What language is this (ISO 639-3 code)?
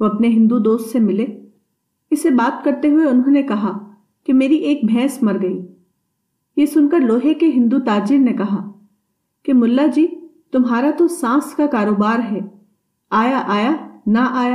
urd